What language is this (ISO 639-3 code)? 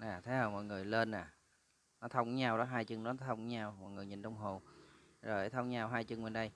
vie